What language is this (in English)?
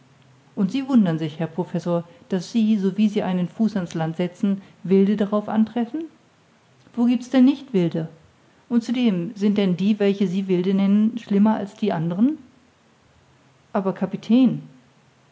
German